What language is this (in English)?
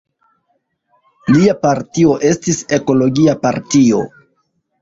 Esperanto